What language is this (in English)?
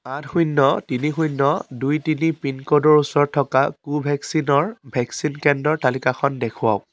Assamese